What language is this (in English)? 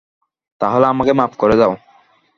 Bangla